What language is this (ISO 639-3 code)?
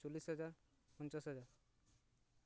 sat